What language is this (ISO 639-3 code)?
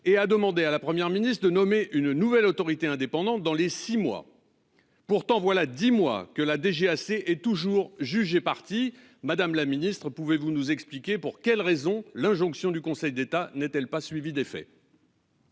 fra